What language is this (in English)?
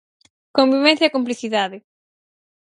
Galician